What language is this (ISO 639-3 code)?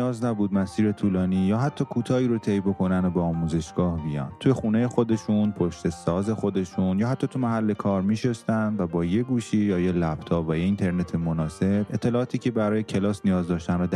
fas